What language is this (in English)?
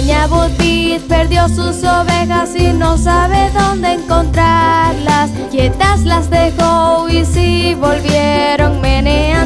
Spanish